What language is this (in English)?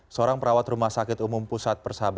Indonesian